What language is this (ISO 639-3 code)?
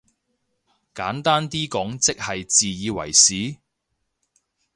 yue